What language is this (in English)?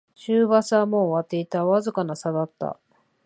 Japanese